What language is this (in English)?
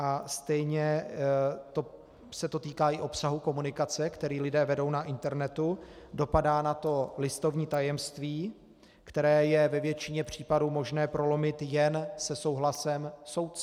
Czech